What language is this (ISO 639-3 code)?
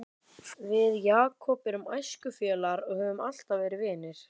isl